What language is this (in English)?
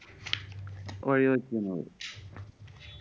Malayalam